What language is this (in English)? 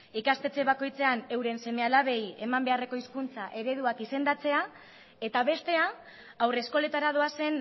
Basque